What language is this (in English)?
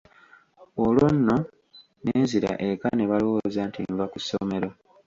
Ganda